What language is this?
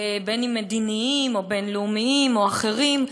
Hebrew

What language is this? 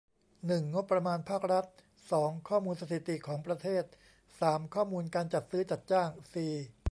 Thai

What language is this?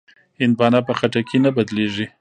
Pashto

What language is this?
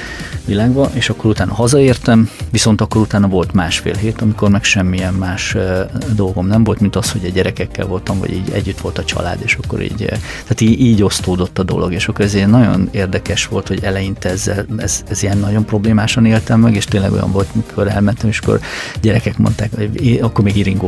Hungarian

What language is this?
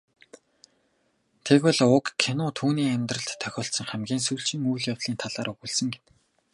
Mongolian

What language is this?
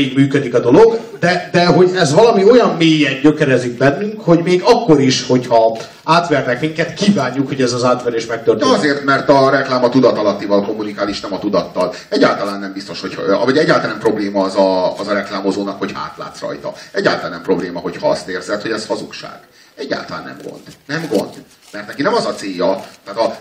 Hungarian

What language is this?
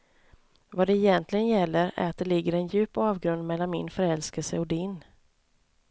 Swedish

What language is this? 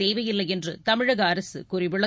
Tamil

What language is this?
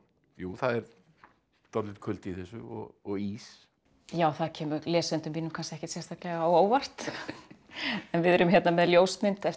Icelandic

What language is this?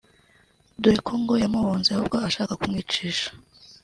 Kinyarwanda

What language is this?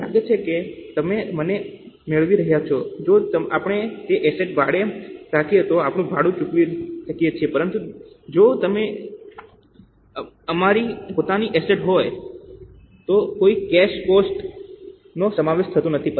Gujarati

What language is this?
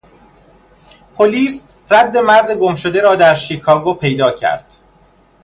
Persian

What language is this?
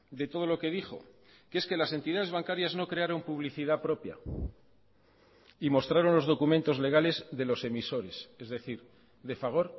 Spanish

